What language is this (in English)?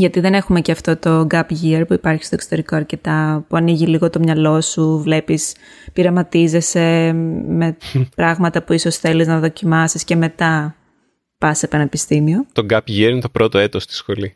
Greek